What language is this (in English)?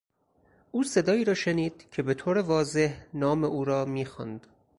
Persian